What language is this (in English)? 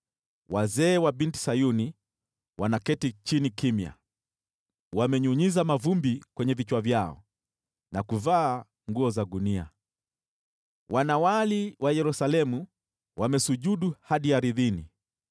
Swahili